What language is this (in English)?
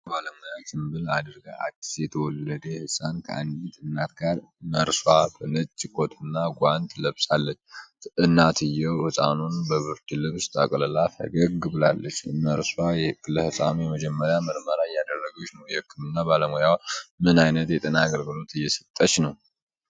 Amharic